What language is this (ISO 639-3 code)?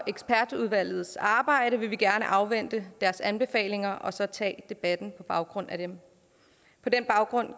dan